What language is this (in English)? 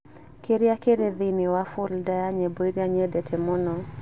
Kikuyu